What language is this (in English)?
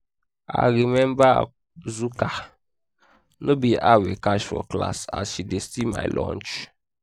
Nigerian Pidgin